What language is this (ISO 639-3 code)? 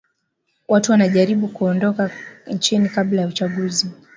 swa